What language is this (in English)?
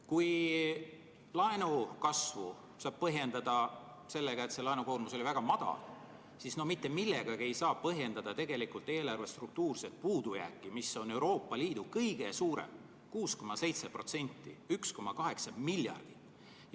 Estonian